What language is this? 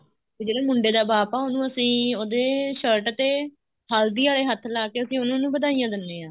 Punjabi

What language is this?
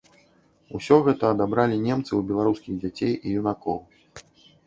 Belarusian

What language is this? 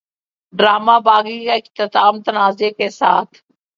Urdu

